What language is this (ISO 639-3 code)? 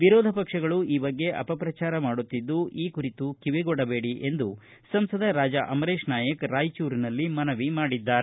kan